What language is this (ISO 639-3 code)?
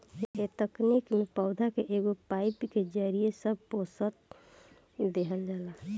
bho